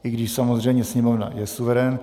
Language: Czech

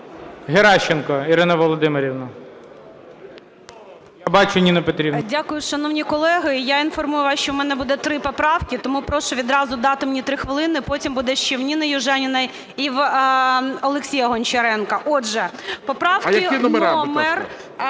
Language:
Ukrainian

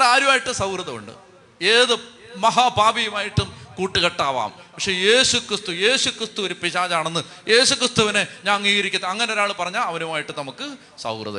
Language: Malayalam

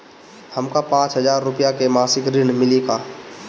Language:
Bhojpuri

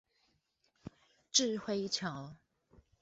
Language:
Chinese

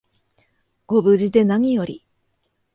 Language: Japanese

